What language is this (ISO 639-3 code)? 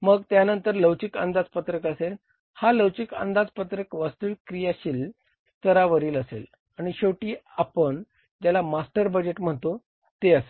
mar